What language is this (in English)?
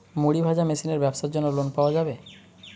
Bangla